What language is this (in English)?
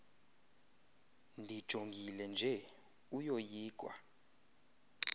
Xhosa